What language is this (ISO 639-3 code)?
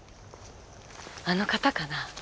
jpn